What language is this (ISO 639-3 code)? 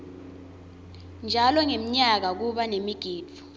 ssw